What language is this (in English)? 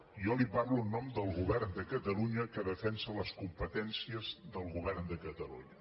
Catalan